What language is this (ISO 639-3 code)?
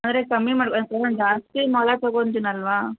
kan